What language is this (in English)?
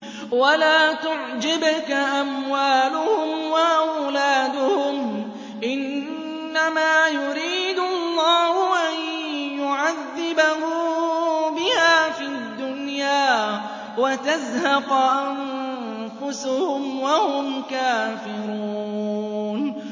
Arabic